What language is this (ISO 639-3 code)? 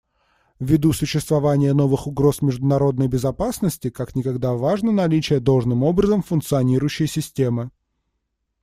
rus